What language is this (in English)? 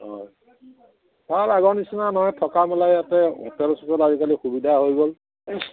Assamese